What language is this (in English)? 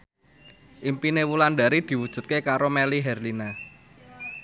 Javanese